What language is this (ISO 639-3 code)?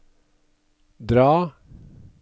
nor